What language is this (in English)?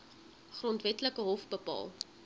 Afrikaans